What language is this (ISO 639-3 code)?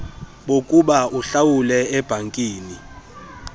xho